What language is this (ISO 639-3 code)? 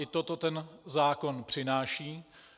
ces